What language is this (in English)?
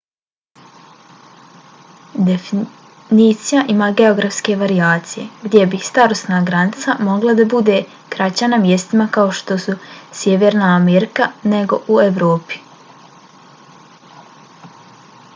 Bosnian